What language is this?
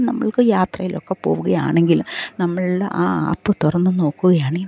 Malayalam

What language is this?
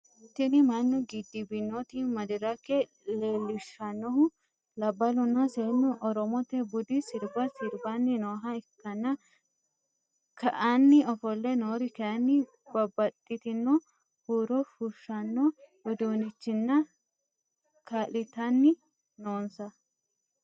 Sidamo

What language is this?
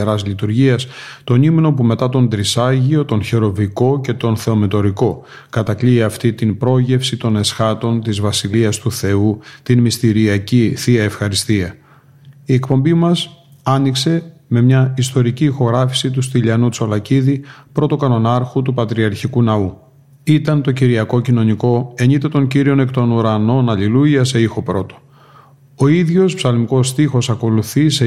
Greek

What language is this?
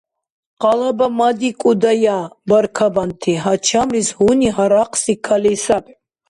Dargwa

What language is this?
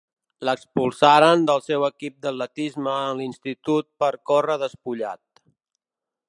Catalan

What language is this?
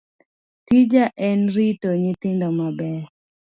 Luo (Kenya and Tanzania)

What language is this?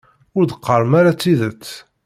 Kabyle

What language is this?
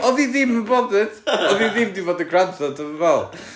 Welsh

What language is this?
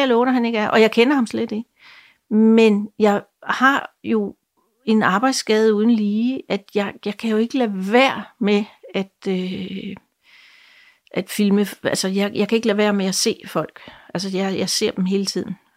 Danish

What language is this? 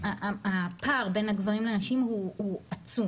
Hebrew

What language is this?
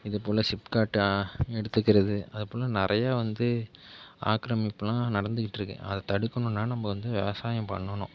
Tamil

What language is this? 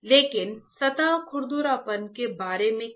Hindi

